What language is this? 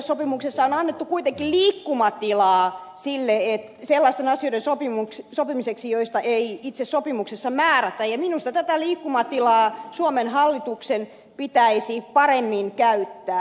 Finnish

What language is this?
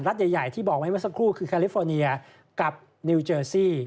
Thai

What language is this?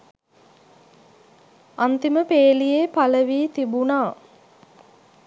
Sinhala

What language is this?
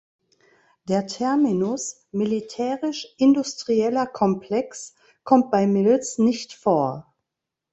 German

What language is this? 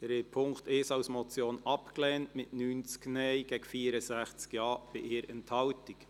Swiss German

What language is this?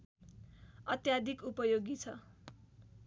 Nepali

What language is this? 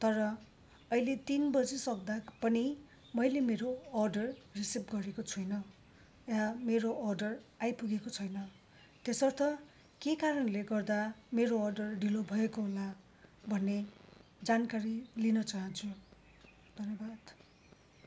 Nepali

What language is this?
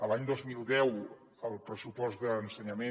Catalan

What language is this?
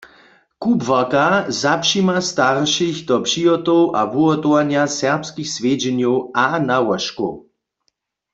Upper Sorbian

